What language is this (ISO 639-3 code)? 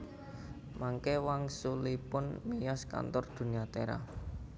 jav